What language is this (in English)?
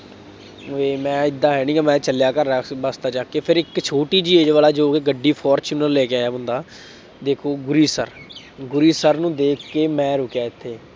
Punjabi